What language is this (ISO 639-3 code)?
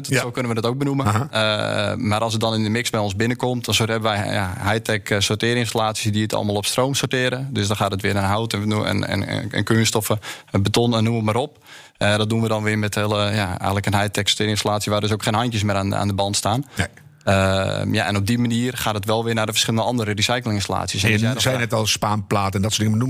nld